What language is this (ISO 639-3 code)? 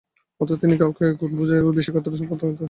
ben